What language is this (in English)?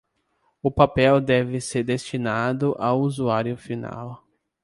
Portuguese